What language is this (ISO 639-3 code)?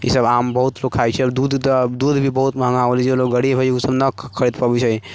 mai